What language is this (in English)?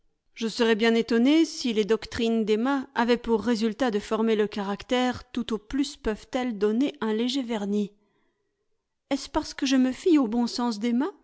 French